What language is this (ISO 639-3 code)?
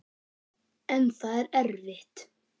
isl